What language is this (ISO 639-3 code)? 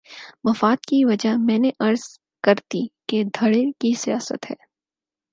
urd